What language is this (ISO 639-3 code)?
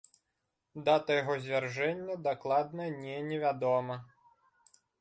bel